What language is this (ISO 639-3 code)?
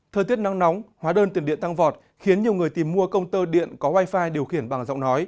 vie